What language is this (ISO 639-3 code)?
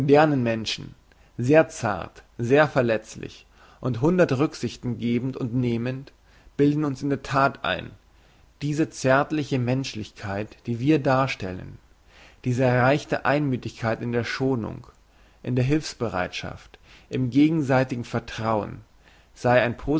deu